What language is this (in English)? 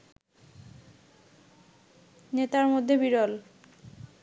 Bangla